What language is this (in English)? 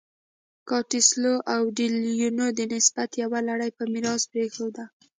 Pashto